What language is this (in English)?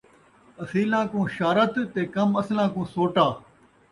Saraiki